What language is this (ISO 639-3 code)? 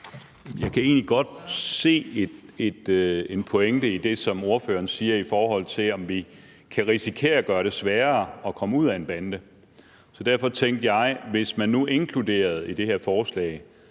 dan